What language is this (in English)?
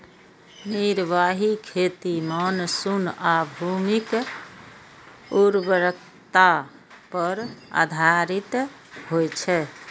Maithili